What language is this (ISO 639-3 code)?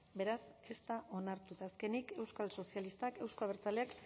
eus